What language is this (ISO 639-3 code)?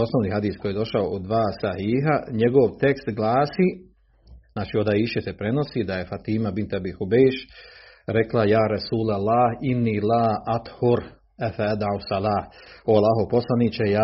hrv